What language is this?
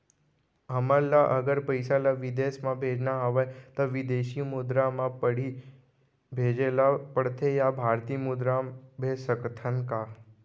Chhattisgarhi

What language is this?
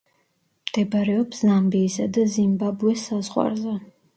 Georgian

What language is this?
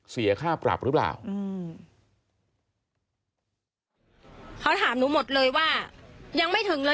Thai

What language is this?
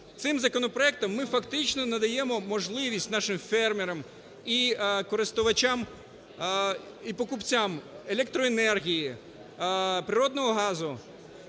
Ukrainian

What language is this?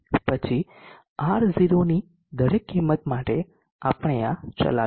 Gujarati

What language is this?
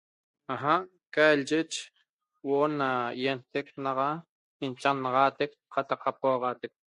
Toba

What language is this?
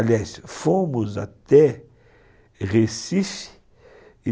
Portuguese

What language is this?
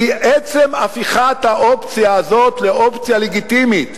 Hebrew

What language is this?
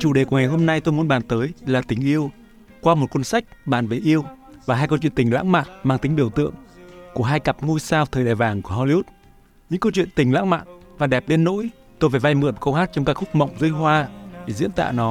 Vietnamese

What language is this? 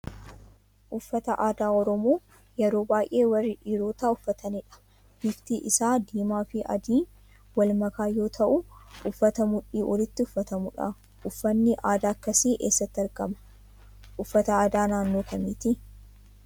Oromo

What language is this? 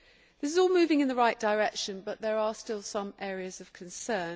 English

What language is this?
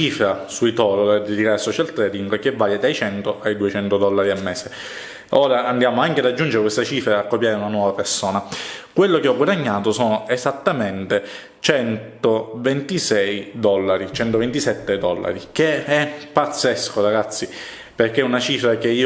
Italian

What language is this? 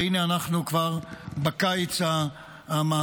Hebrew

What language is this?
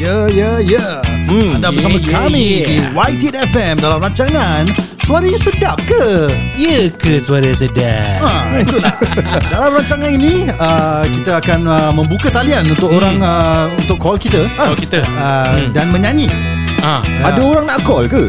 Malay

